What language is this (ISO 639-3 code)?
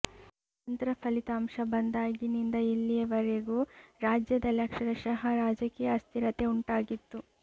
kan